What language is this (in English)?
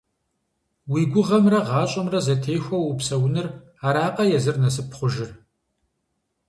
Kabardian